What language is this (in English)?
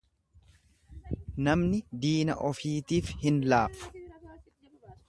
Oromo